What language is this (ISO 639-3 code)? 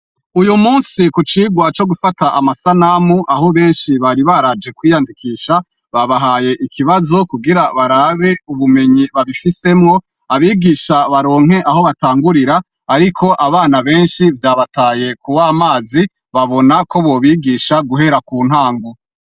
run